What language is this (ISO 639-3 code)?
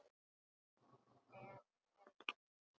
isl